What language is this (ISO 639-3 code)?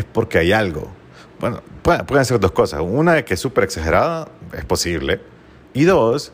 spa